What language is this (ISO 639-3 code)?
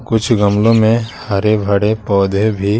hin